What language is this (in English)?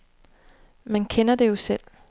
Danish